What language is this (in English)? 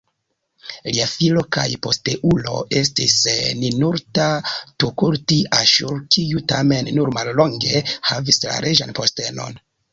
Esperanto